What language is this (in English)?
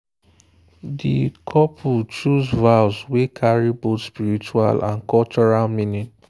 Nigerian Pidgin